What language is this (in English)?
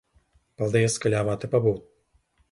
Latvian